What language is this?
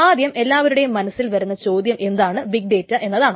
Malayalam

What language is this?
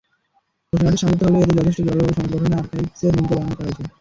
Bangla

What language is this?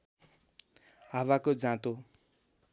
Nepali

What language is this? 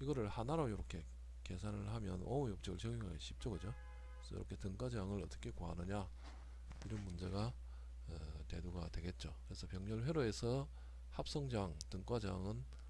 Korean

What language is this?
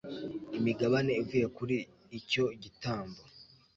Kinyarwanda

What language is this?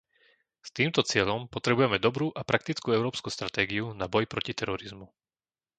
Slovak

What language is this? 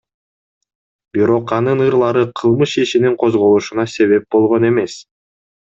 Kyrgyz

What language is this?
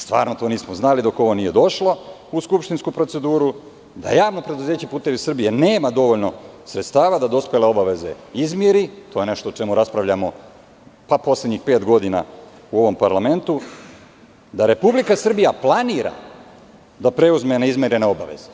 Serbian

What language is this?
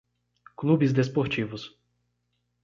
Portuguese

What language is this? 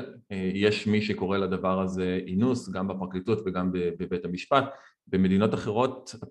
Hebrew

